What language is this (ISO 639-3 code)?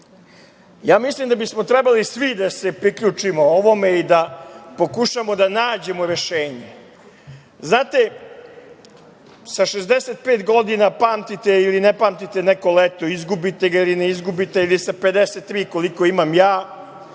srp